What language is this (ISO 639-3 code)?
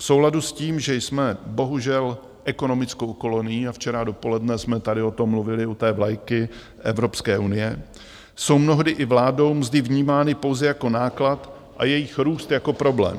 ces